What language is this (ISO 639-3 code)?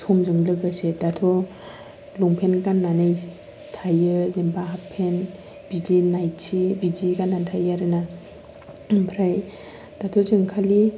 brx